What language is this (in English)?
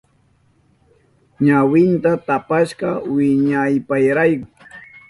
Southern Pastaza Quechua